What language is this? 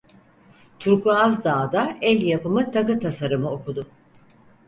Turkish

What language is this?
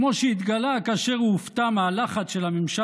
Hebrew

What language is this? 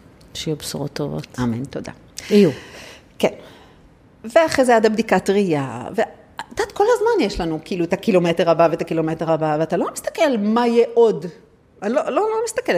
Hebrew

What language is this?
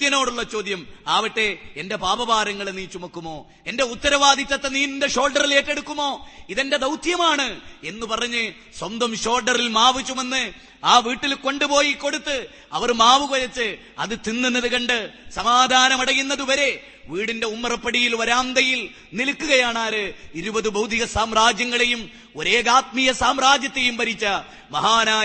Malayalam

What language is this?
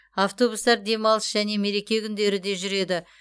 Kazakh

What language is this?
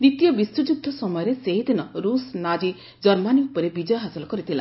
Odia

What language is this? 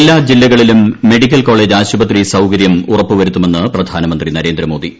Malayalam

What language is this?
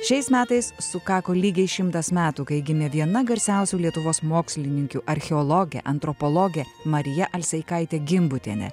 Lithuanian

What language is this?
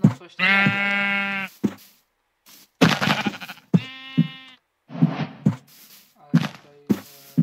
Polish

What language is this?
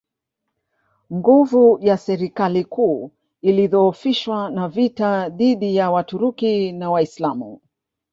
Swahili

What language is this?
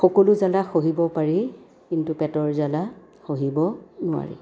Assamese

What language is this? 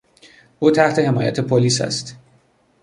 Persian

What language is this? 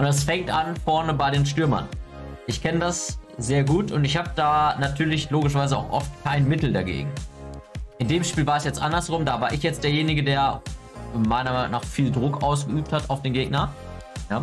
German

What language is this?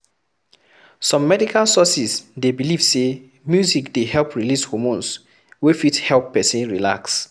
Nigerian Pidgin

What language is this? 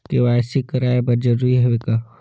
Chhattisgarhi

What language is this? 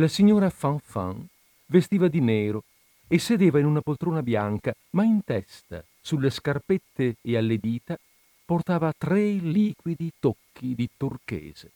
Italian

